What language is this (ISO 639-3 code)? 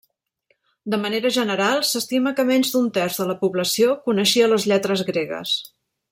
cat